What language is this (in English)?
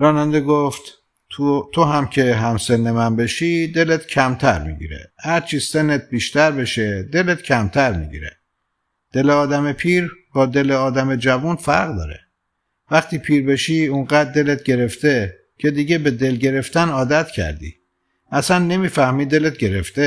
Persian